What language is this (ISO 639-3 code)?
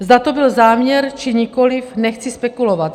ces